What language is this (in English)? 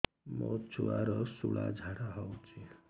Odia